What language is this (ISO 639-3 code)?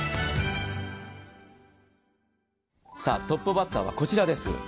jpn